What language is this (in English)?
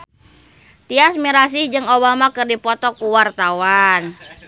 Sundanese